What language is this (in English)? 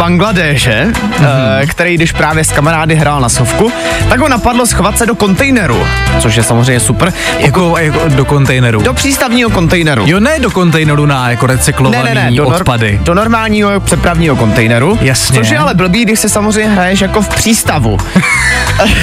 Czech